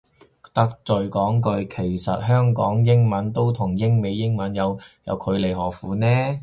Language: Cantonese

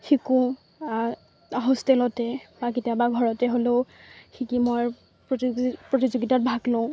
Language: Assamese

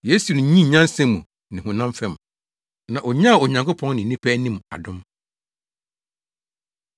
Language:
Akan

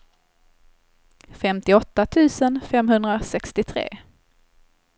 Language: Swedish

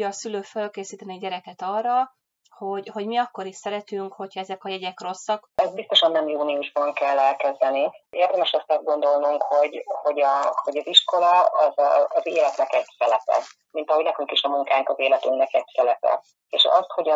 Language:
Hungarian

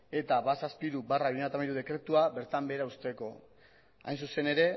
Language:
Basque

